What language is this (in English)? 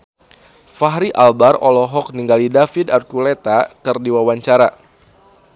Sundanese